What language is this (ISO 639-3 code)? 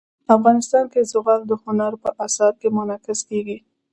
pus